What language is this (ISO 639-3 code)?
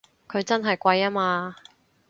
yue